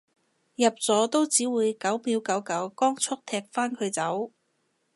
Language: Cantonese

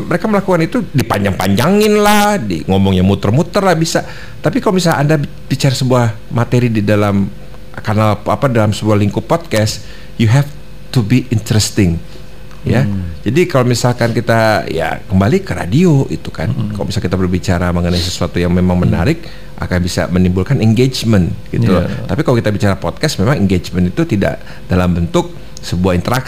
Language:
Indonesian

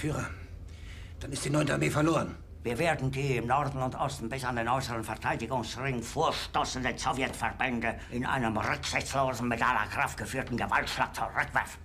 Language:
German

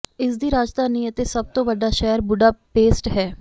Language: Punjabi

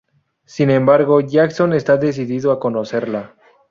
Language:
Spanish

